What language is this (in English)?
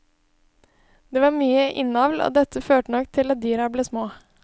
Norwegian